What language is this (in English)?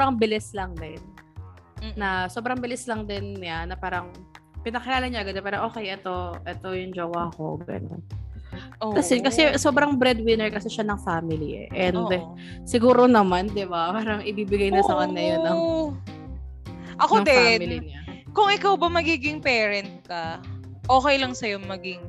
Filipino